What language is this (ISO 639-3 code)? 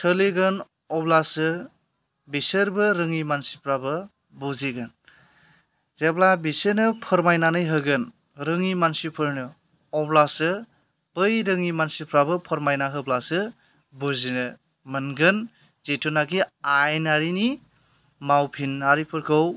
brx